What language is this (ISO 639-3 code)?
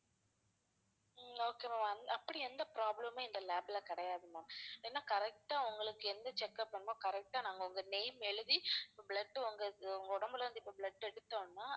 tam